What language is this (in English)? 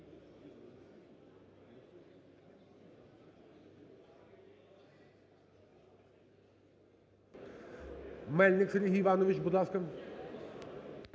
Ukrainian